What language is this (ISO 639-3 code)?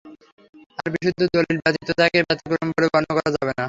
ben